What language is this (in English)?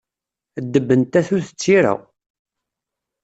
Kabyle